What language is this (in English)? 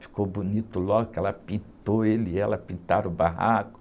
Portuguese